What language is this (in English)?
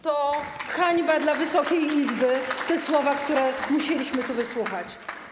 Polish